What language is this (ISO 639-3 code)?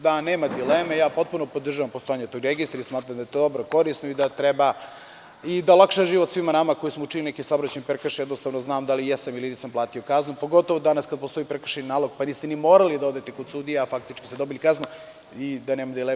srp